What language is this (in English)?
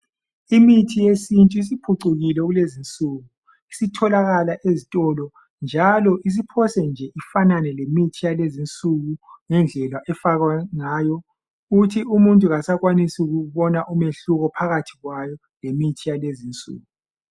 North Ndebele